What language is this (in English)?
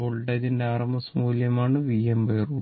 Malayalam